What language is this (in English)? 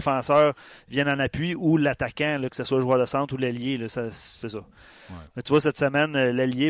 French